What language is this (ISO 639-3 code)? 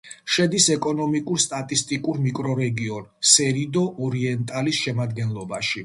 kat